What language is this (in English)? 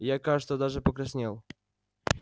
Russian